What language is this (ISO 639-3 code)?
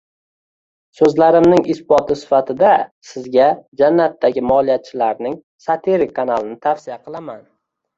uzb